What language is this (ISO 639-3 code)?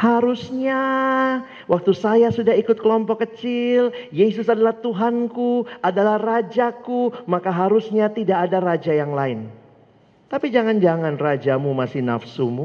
ind